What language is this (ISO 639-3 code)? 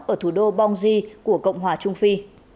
vie